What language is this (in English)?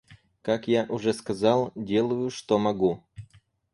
Russian